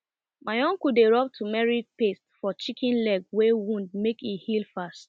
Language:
Nigerian Pidgin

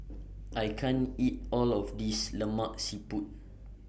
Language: English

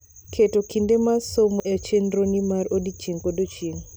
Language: Luo (Kenya and Tanzania)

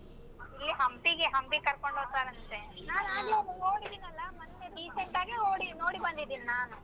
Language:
Kannada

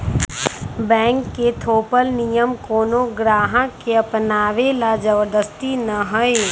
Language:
Magahi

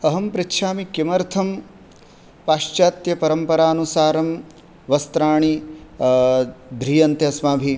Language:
Sanskrit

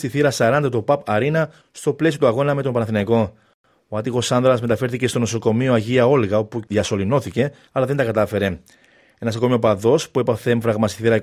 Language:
Greek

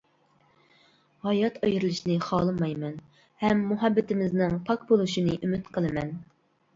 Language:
Uyghur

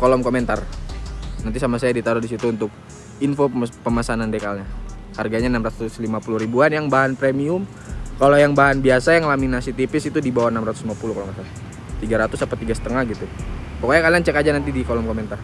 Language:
Indonesian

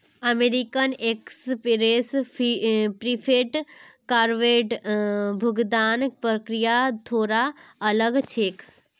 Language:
Magahi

